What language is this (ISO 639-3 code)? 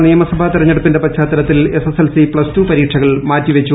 mal